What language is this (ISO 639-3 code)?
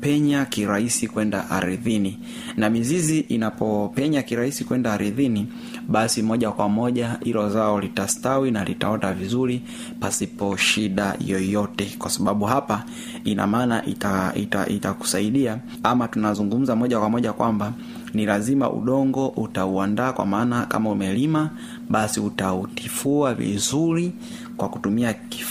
swa